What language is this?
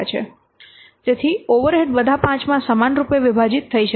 Gujarati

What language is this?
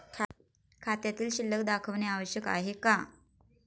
Marathi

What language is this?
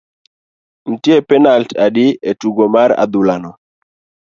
Luo (Kenya and Tanzania)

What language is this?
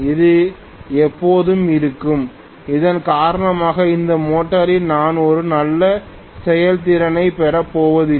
Tamil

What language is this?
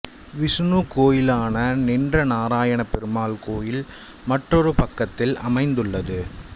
Tamil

